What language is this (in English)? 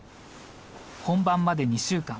Japanese